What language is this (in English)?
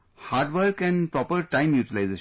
English